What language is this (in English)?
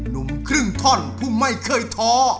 Thai